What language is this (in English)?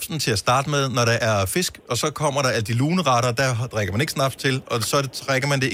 Danish